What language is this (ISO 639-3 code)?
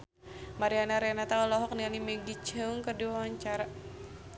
sun